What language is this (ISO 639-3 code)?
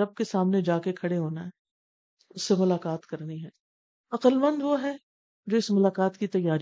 urd